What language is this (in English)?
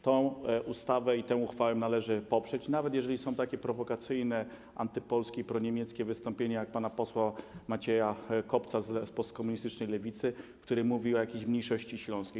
Polish